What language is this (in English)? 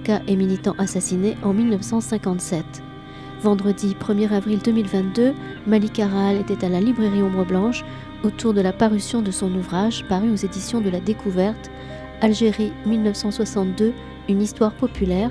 French